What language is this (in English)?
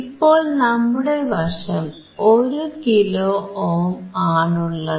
Malayalam